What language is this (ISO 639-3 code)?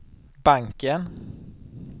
swe